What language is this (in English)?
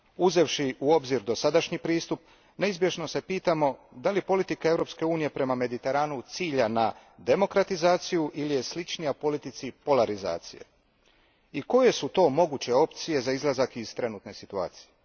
Croatian